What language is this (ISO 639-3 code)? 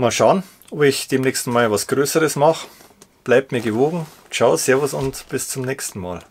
deu